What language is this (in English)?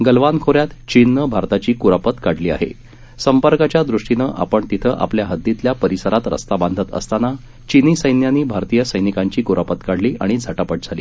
Marathi